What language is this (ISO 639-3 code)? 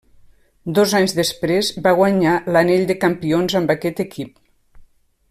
cat